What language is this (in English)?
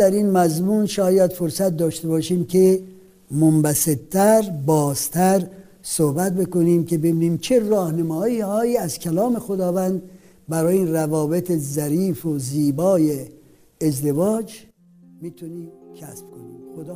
Persian